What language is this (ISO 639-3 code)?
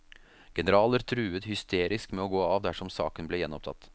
nor